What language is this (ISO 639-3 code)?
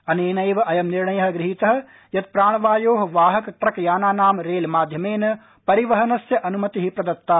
san